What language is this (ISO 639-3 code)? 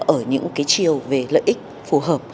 vie